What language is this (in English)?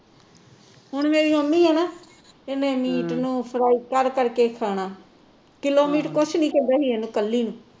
Punjabi